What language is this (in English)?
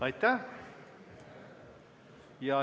Estonian